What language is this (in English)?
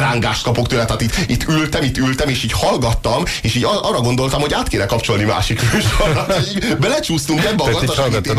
Hungarian